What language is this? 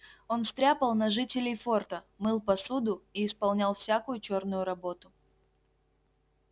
Russian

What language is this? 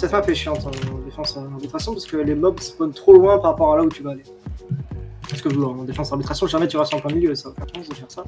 French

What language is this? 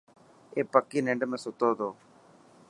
Dhatki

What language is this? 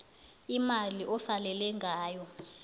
South Ndebele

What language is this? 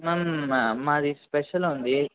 Telugu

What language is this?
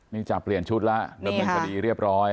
Thai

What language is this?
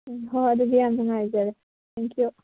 Manipuri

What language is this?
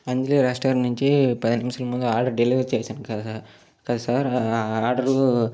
Telugu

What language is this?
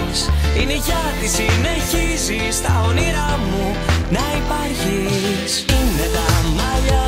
Greek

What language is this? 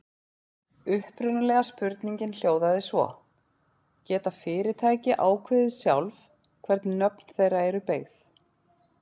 Icelandic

